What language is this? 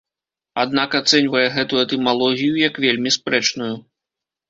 Belarusian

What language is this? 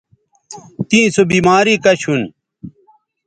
Bateri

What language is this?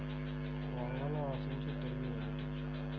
Telugu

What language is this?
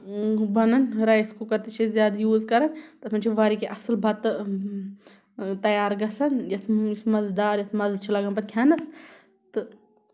Kashmiri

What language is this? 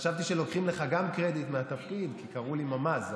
Hebrew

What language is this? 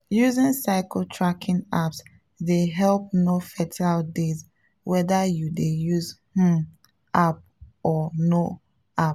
Nigerian Pidgin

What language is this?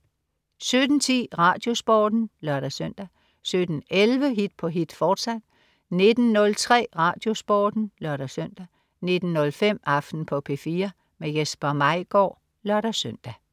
Danish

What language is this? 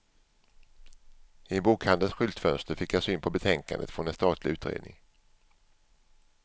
Swedish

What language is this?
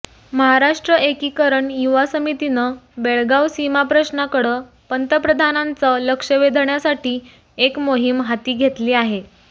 Marathi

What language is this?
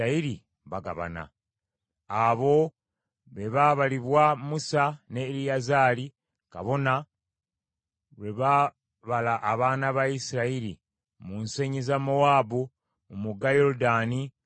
Ganda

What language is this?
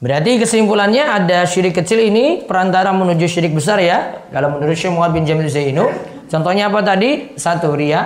Indonesian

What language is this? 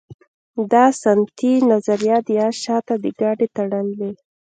Pashto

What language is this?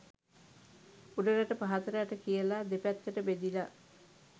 Sinhala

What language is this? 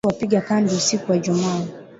Swahili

